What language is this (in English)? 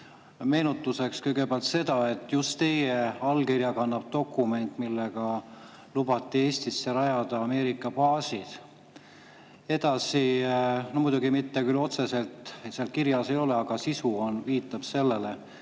Estonian